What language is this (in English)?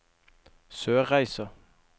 Norwegian